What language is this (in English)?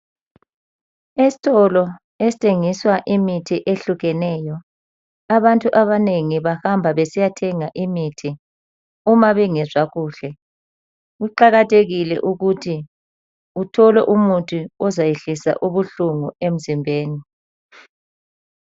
North Ndebele